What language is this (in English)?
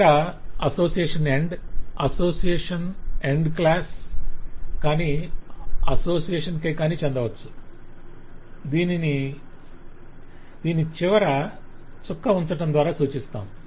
Telugu